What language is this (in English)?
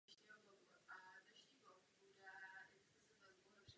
Czech